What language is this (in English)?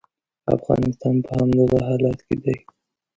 Pashto